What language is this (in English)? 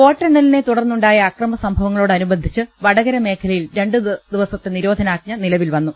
Malayalam